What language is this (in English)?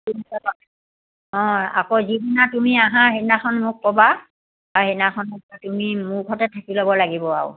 Assamese